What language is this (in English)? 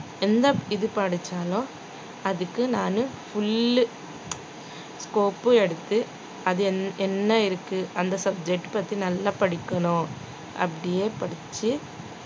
Tamil